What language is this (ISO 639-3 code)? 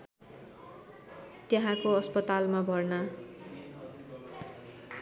nep